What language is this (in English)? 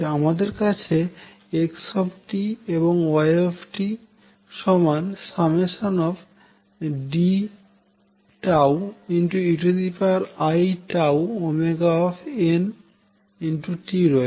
Bangla